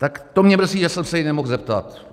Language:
Czech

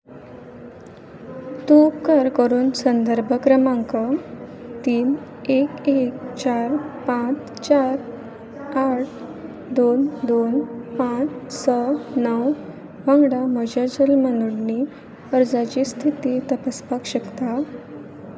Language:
Konkani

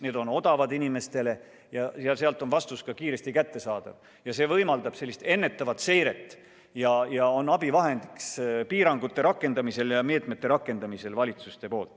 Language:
Estonian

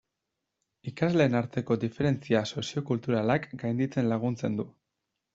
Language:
Basque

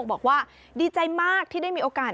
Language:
Thai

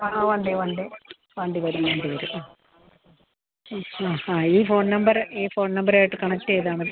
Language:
Malayalam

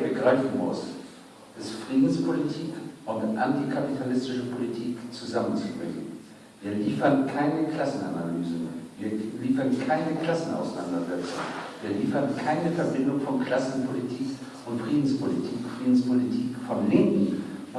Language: German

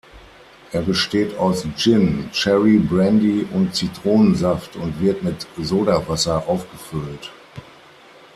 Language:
German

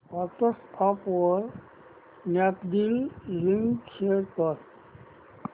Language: Marathi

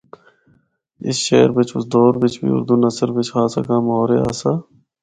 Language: Northern Hindko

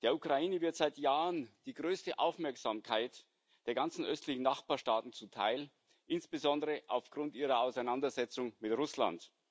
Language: German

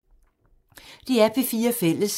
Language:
Danish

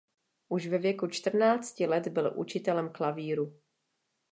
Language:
Czech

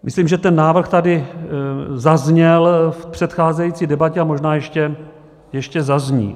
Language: Czech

